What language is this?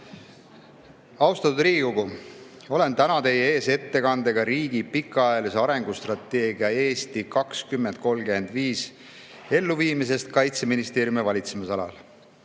Estonian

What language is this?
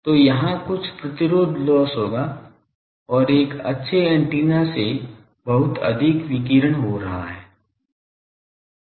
Hindi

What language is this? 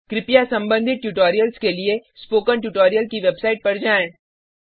Hindi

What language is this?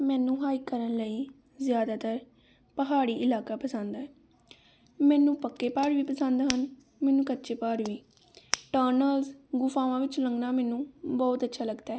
Punjabi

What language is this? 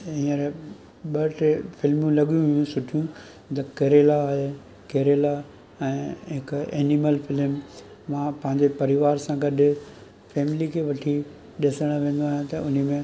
Sindhi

